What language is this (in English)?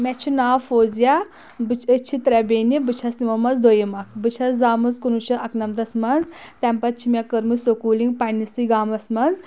Kashmiri